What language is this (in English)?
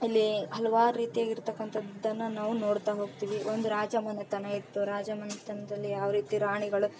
Kannada